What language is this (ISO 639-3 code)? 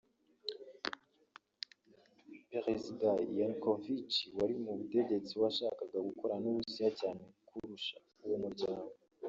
kin